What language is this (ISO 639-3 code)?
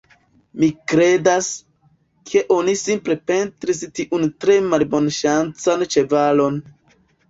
epo